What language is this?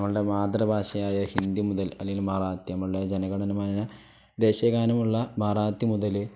Malayalam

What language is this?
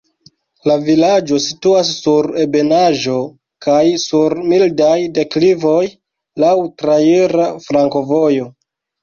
Esperanto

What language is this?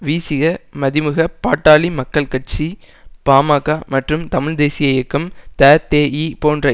Tamil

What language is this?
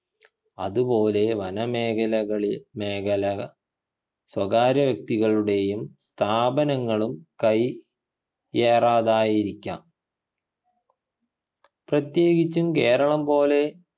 Malayalam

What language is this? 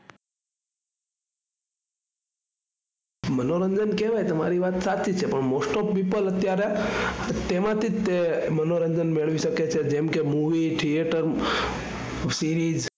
Gujarati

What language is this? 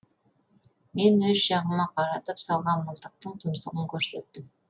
Kazakh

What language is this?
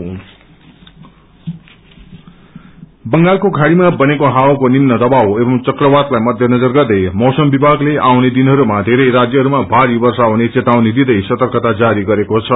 Nepali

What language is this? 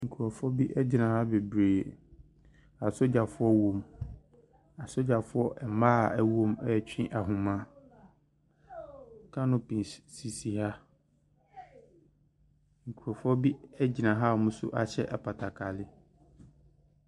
Akan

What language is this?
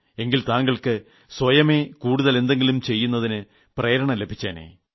Malayalam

